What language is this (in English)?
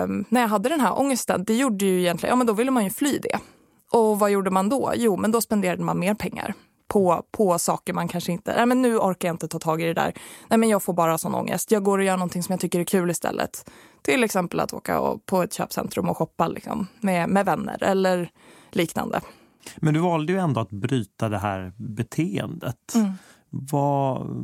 Swedish